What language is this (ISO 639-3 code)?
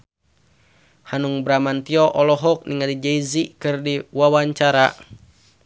sun